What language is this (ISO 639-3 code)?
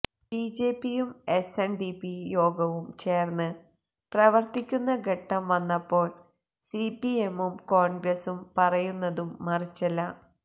mal